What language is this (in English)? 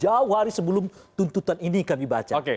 Indonesian